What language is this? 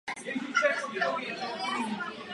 Czech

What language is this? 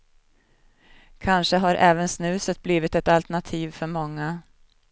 Swedish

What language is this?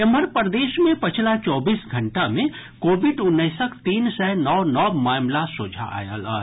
Maithili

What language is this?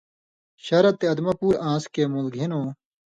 Indus Kohistani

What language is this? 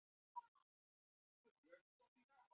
Chinese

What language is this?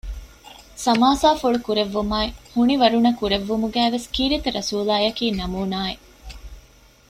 Divehi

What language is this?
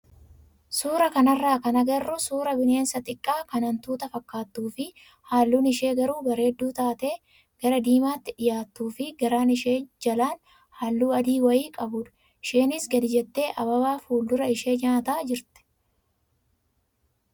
Oromo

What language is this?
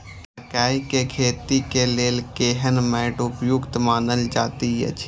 Maithili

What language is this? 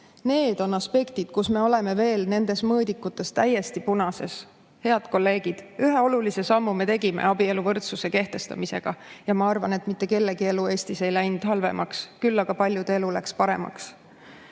Estonian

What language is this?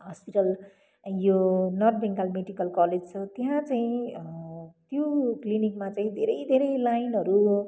Nepali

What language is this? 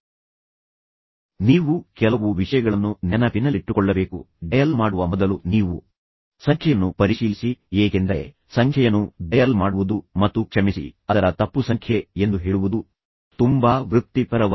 Kannada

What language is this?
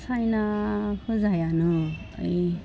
Bodo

